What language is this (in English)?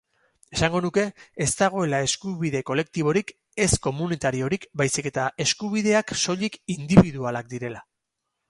Basque